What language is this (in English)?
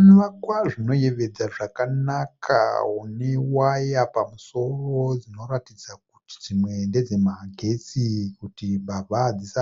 Shona